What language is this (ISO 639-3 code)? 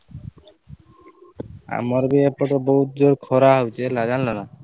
ori